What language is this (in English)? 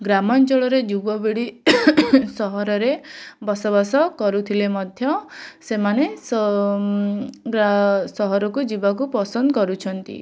Odia